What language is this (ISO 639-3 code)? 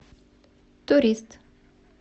rus